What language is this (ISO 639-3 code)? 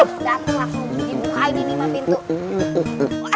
ind